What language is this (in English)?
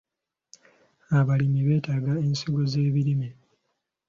Ganda